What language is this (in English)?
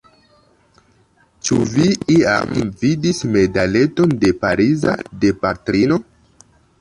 Esperanto